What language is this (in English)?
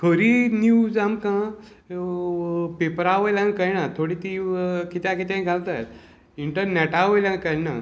Konkani